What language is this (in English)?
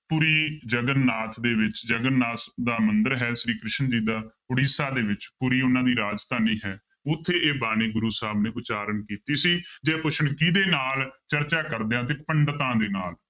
Punjabi